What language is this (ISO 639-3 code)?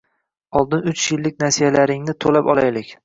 uzb